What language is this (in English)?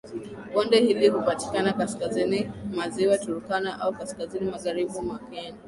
Swahili